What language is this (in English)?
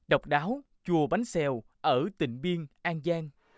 Vietnamese